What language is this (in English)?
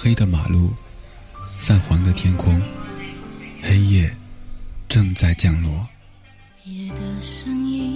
Chinese